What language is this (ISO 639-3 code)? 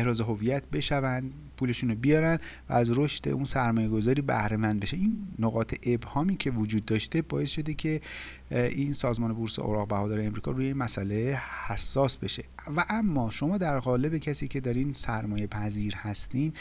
fas